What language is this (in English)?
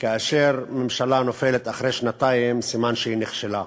Hebrew